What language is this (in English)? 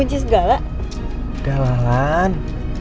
Indonesian